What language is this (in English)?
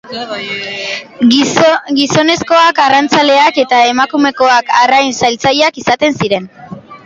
Basque